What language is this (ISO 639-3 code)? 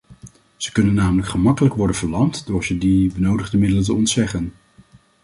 nld